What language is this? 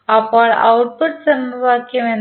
Malayalam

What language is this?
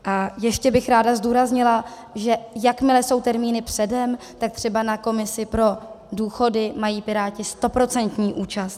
Czech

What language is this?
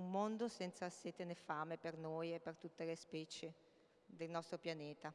Italian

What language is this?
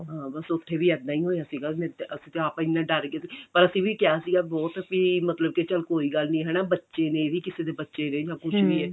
Punjabi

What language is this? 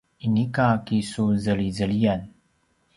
Paiwan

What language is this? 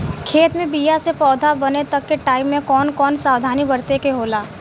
Bhojpuri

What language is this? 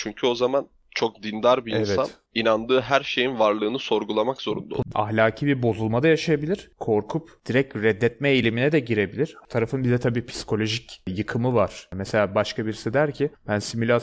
Turkish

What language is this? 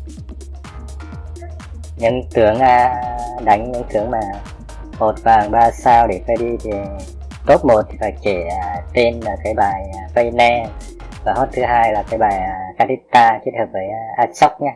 Vietnamese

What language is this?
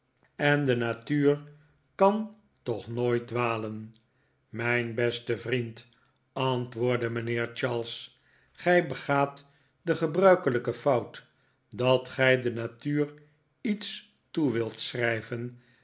Dutch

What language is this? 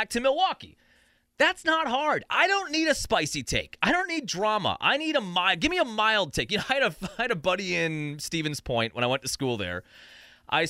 English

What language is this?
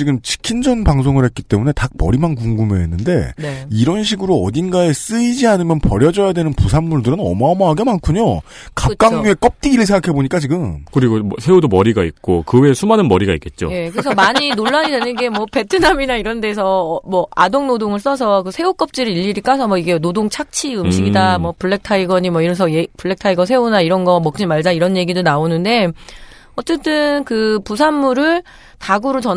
Korean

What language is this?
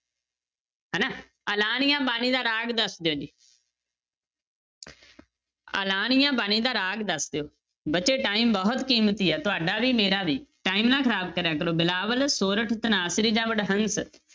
Punjabi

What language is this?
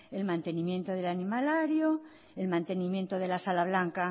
Spanish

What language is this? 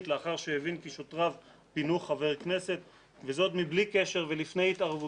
Hebrew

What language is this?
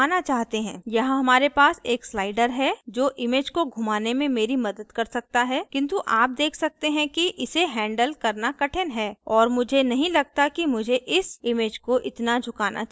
Hindi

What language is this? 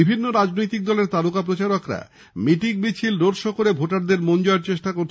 Bangla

